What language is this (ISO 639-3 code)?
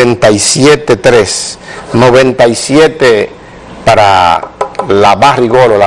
spa